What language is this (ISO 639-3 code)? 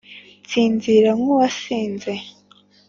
kin